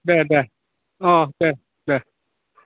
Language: Bodo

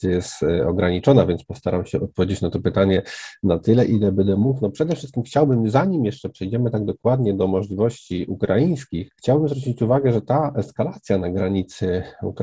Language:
Polish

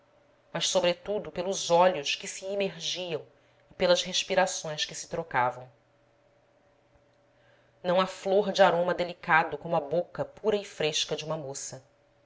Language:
Portuguese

